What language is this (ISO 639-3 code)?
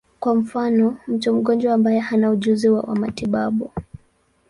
swa